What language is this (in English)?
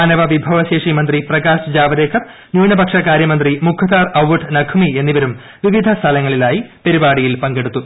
Malayalam